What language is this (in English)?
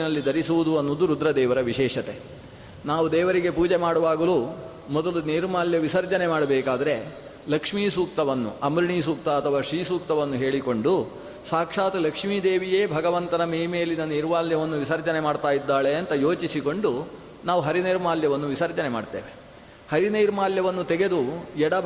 Kannada